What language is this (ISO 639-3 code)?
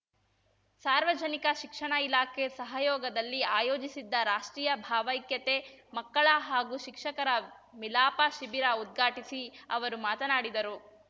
kan